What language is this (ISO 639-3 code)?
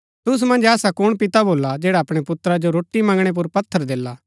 gbk